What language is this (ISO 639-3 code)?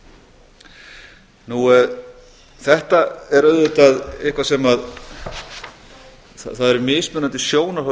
isl